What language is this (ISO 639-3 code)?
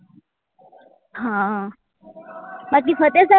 guj